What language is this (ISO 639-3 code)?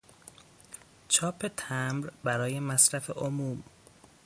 fas